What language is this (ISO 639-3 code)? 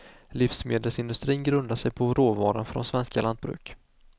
swe